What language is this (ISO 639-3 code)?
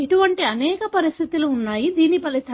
tel